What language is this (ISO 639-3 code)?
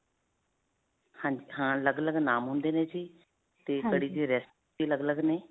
pan